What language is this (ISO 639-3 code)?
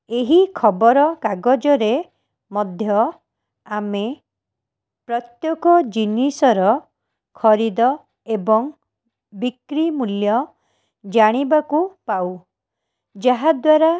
ori